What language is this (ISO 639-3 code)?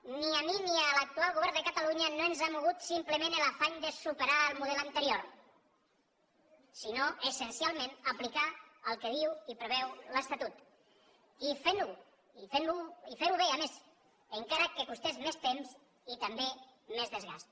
cat